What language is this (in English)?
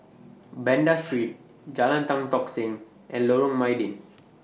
English